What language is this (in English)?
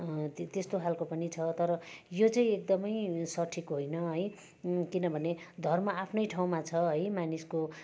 Nepali